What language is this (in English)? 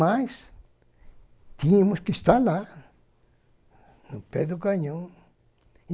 Portuguese